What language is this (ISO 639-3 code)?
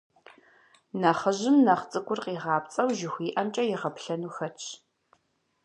kbd